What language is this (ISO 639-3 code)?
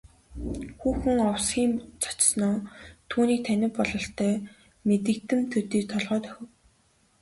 mon